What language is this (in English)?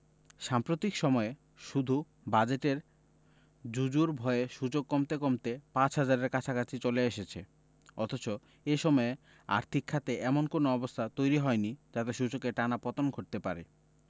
Bangla